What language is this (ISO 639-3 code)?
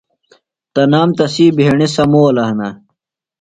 phl